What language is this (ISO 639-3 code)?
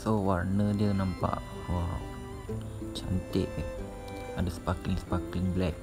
msa